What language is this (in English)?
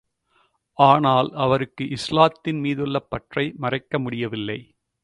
Tamil